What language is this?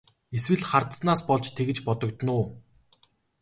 Mongolian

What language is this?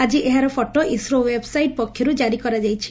Odia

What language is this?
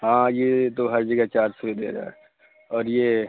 Urdu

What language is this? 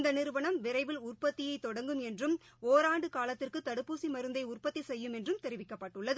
Tamil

